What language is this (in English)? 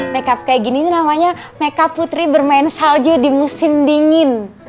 Indonesian